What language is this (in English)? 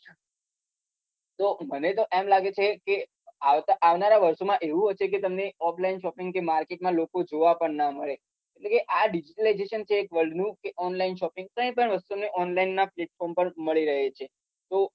Gujarati